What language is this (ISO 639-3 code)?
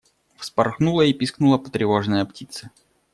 rus